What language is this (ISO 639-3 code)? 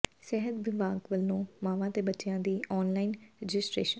pan